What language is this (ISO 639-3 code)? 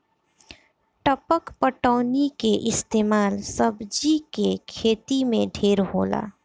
bho